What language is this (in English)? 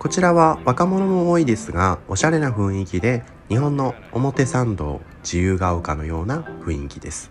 Japanese